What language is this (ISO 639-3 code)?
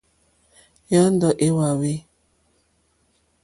bri